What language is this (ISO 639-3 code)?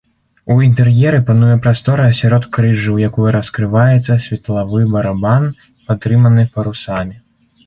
bel